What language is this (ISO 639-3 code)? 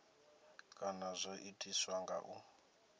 ven